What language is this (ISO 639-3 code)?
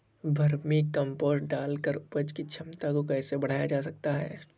hin